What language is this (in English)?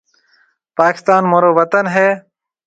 Marwari (Pakistan)